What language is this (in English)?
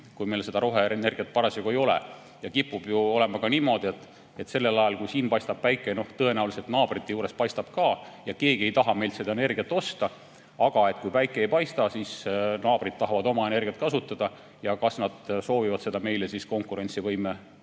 Estonian